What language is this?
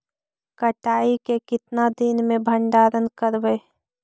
Magahi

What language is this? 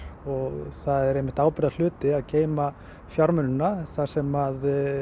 Icelandic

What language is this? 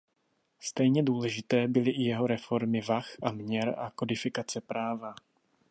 Czech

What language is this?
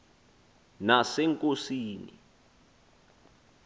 Xhosa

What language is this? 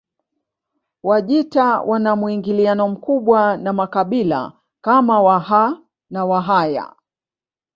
Swahili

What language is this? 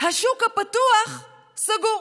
Hebrew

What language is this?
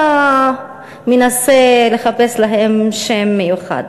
Hebrew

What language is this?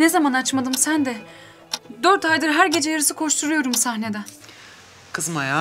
Turkish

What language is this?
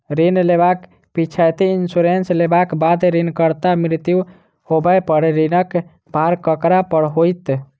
Maithili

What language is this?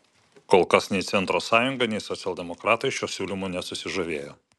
Lithuanian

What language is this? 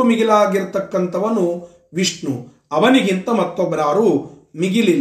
Kannada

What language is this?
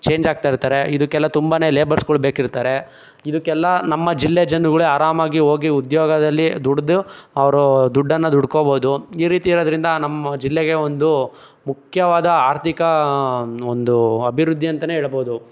Kannada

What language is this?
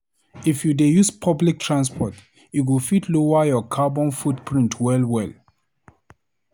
Nigerian Pidgin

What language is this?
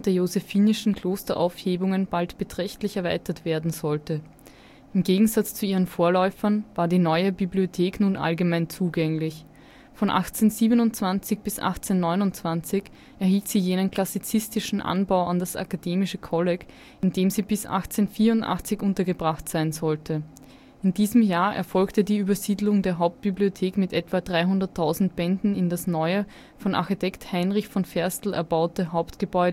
German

